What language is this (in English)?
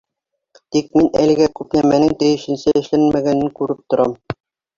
Bashkir